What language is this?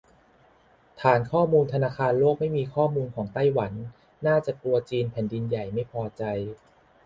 Thai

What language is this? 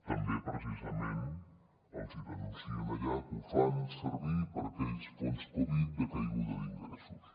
Catalan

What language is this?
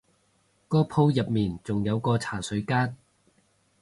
Cantonese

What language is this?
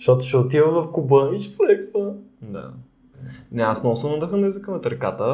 Bulgarian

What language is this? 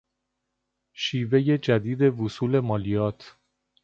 Persian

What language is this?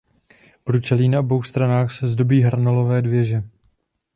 Czech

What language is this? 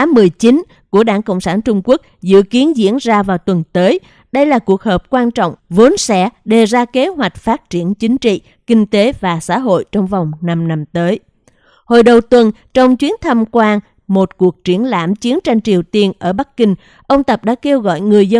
Vietnamese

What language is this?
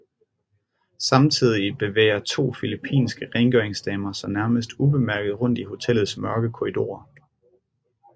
Danish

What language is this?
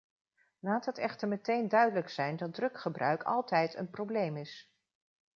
Dutch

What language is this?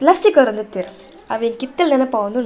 Tulu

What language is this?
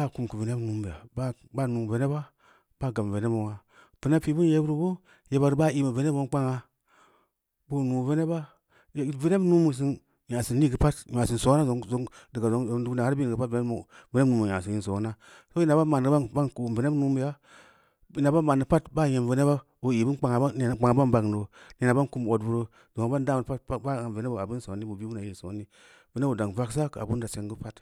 Samba Leko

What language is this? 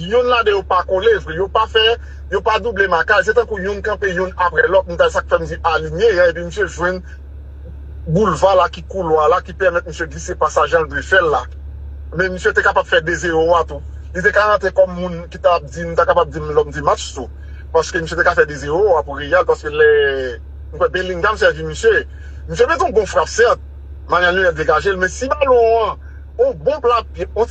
French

